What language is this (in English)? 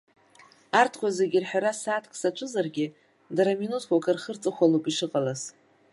Abkhazian